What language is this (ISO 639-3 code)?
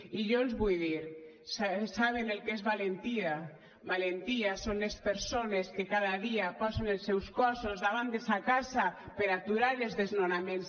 cat